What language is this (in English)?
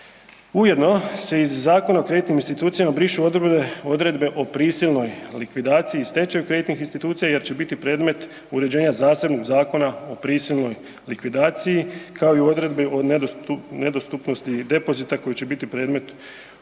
Croatian